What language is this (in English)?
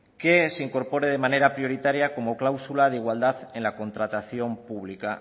Spanish